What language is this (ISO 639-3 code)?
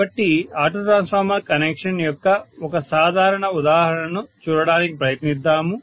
tel